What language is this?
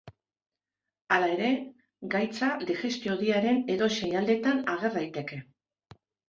Basque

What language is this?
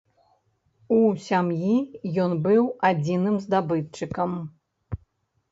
Belarusian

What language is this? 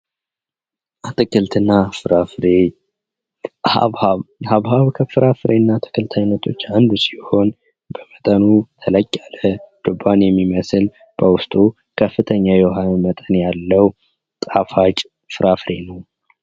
Amharic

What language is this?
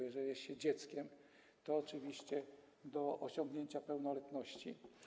Polish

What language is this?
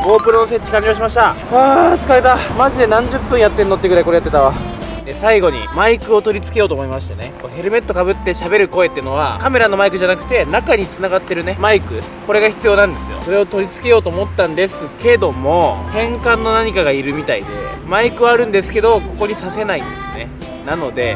Japanese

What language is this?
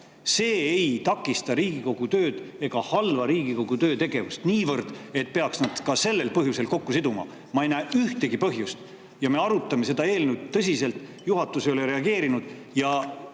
Estonian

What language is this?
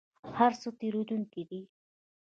Pashto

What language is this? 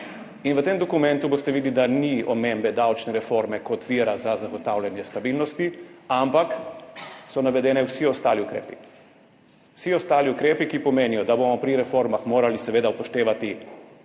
Slovenian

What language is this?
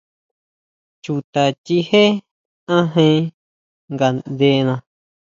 Huautla Mazatec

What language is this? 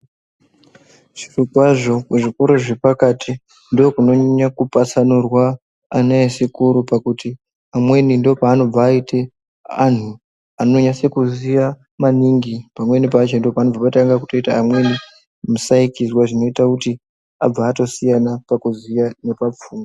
Ndau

